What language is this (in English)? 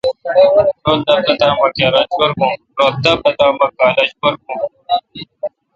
Kalkoti